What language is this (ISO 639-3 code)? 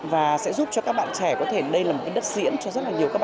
vie